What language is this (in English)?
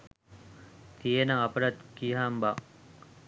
Sinhala